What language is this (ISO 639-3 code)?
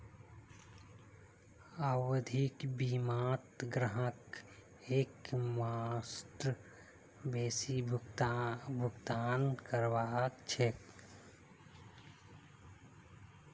mag